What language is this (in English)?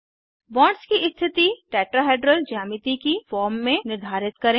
Hindi